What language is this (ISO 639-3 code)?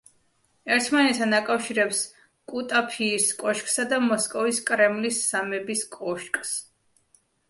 kat